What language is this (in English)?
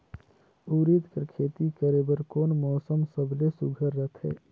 Chhattisgarhi